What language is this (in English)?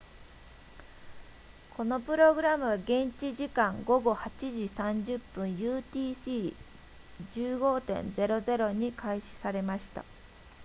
Japanese